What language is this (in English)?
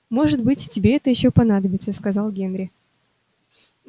Russian